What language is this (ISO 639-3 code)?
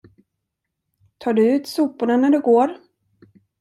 swe